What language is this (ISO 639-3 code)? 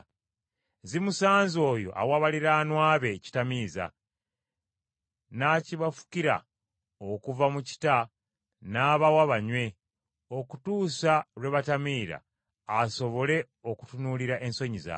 lug